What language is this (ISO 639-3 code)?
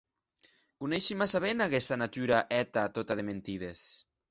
oci